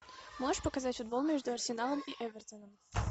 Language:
Russian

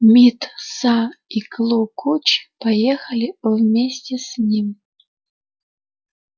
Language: Russian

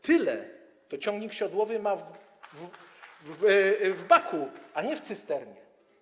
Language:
Polish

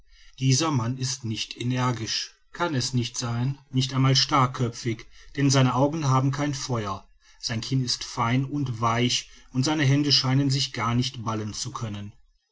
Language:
German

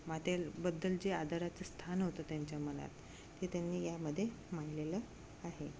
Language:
Marathi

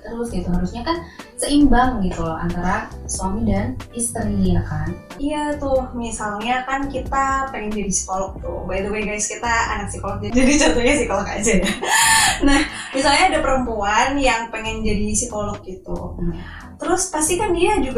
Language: Indonesian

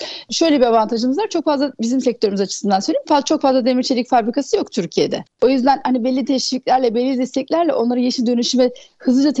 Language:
Turkish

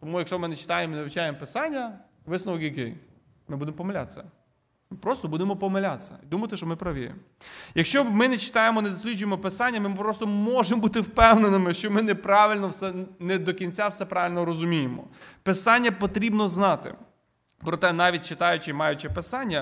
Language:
Ukrainian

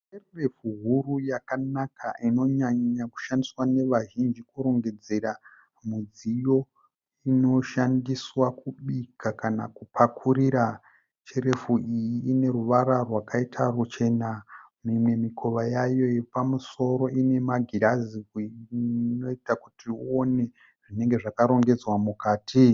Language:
Shona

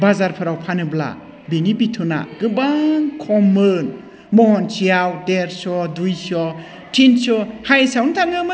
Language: Bodo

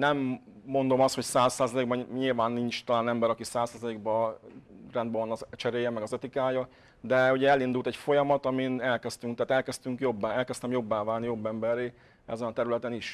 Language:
Hungarian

